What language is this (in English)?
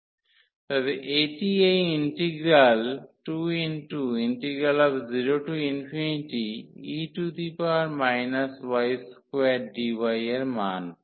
Bangla